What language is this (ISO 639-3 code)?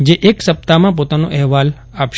guj